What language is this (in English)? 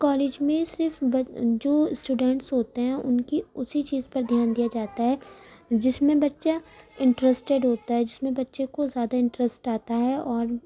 Urdu